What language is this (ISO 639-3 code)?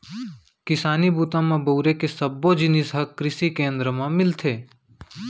hne